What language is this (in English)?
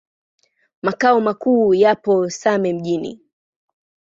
Swahili